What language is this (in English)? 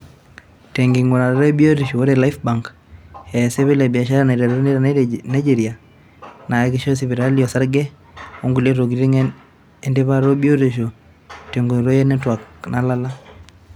Masai